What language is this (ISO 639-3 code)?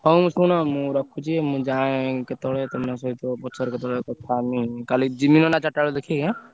ori